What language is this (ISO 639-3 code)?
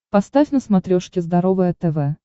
rus